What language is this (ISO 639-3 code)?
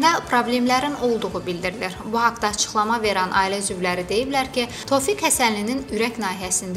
rus